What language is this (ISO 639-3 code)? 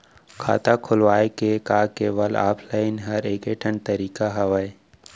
hne